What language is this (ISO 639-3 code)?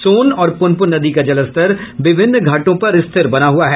hin